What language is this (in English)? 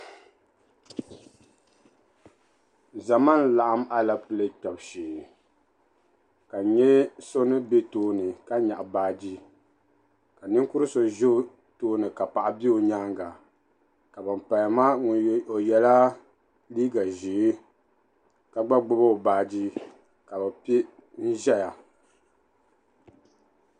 Dagbani